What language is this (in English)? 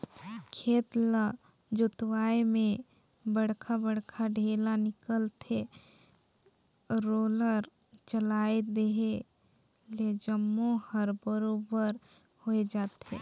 Chhattisgarhi